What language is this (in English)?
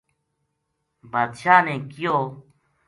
Gujari